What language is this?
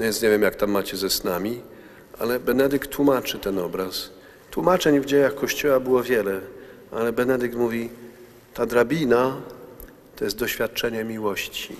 Polish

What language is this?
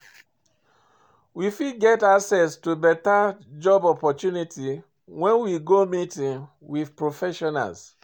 Nigerian Pidgin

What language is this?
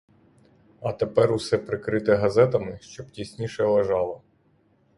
Ukrainian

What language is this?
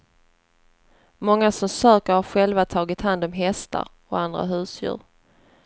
Swedish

